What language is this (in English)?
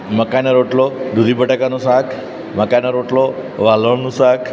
Gujarati